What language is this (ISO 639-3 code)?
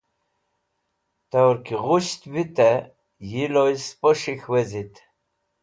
wbl